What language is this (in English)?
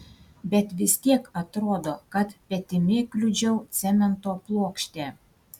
Lithuanian